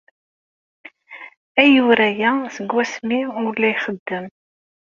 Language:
Kabyle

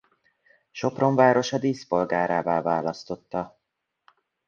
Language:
Hungarian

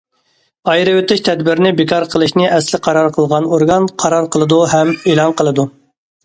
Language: Uyghur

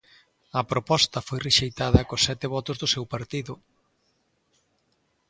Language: Galician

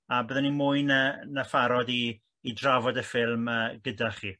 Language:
Welsh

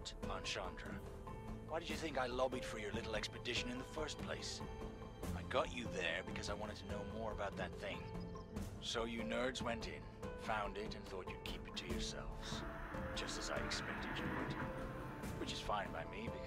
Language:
Japanese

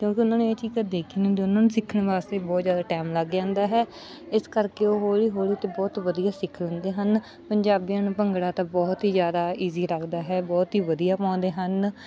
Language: Punjabi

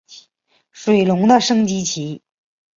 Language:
Chinese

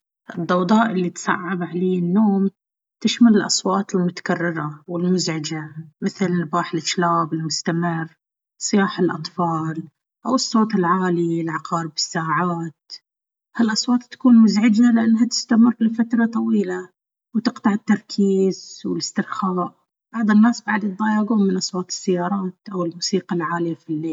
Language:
Baharna Arabic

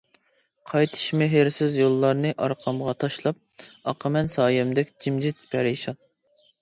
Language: Uyghur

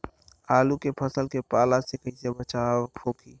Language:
Bhojpuri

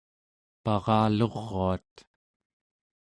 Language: Central Yupik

